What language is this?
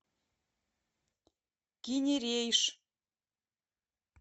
Russian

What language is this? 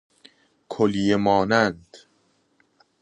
Persian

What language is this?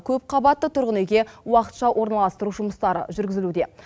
Kazakh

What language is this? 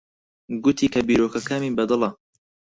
Central Kurdish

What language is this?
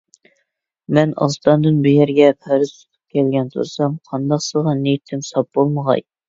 Uyghur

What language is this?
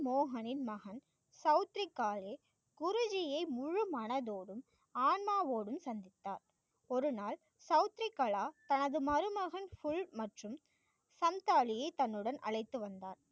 Tamil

